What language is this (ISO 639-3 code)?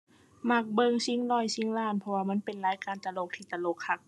tha